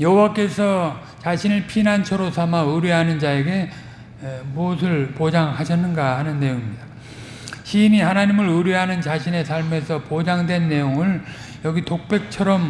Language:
Korean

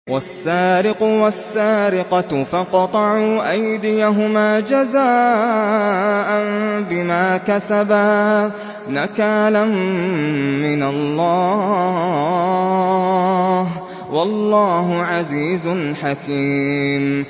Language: Arabic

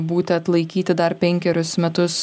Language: Lithuanian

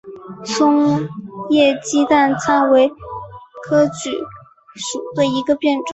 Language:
Chinese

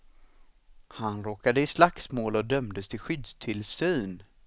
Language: Swedish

